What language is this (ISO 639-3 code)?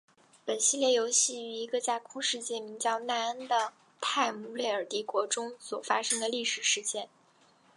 zho